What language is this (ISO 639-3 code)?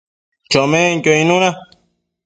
mcf